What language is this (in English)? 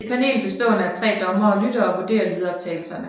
Danish